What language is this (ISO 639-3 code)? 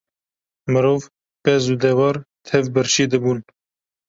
kur